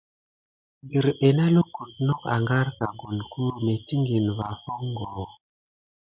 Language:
Gidar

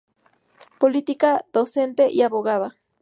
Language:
Spanish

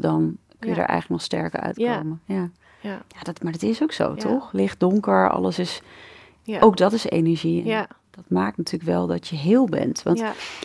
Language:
Dutch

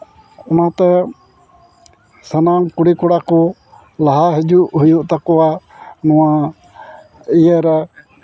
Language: Santali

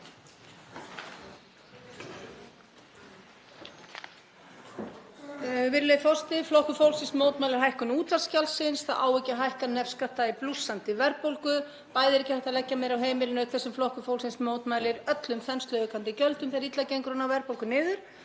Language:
Icelandic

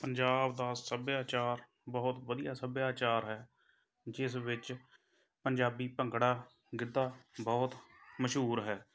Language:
Punjabi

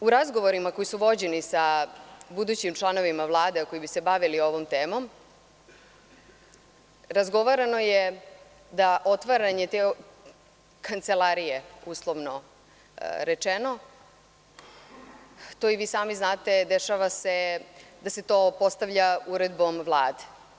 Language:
Serbian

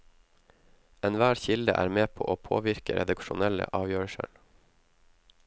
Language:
Norwegian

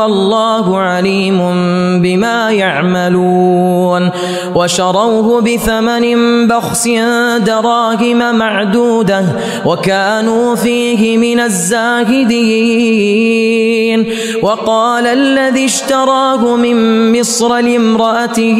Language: Arabic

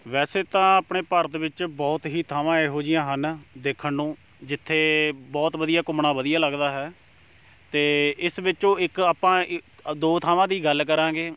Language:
Punjabi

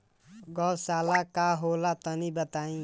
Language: Bhojpuri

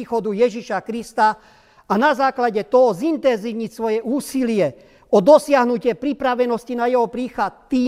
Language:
Slovak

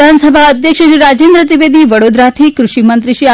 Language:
Gujarati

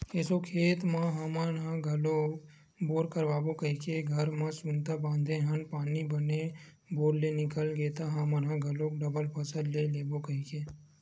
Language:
Chhattisgarhi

